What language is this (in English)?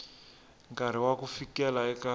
Tsonga